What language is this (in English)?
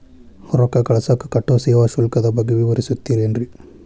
Kannada